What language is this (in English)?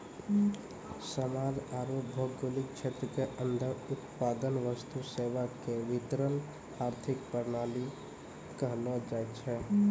Maithili